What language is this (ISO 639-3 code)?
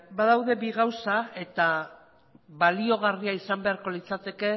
eus